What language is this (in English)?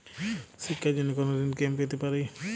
Bangla